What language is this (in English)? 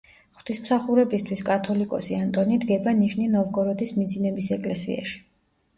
Georgian